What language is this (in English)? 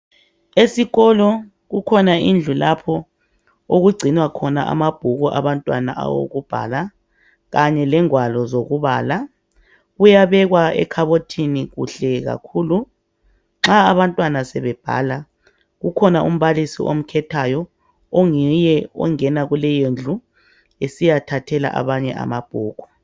North Ndebele